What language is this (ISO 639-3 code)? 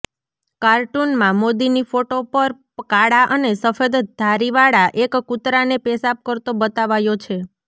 guj